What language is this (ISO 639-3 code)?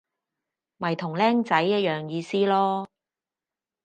yue